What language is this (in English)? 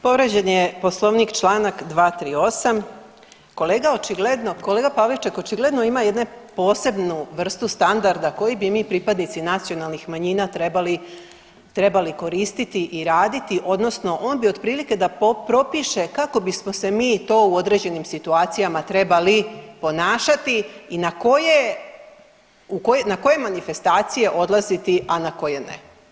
Croatian